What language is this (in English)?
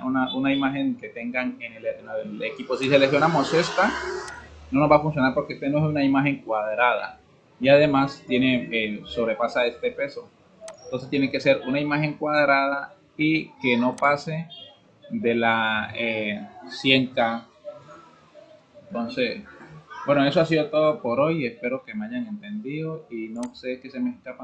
Spanish